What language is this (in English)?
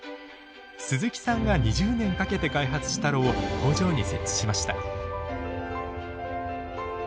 Japanese